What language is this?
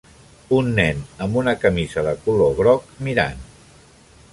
Catalan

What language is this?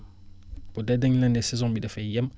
Wolof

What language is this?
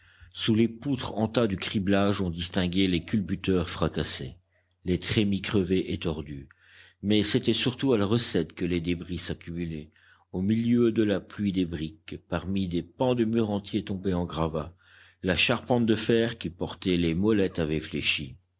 French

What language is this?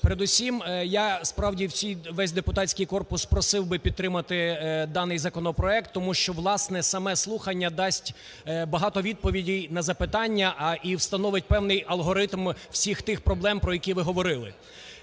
Ukrainian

